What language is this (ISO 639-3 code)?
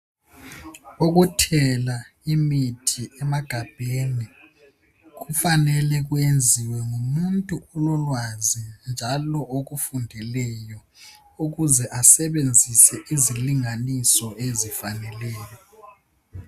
nde